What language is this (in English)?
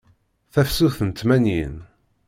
Kabyle